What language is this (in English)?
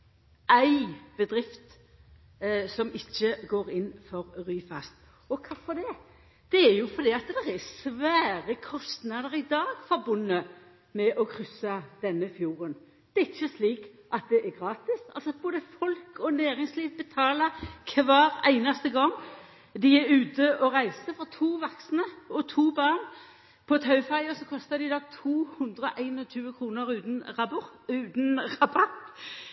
Norwegian Nynorsk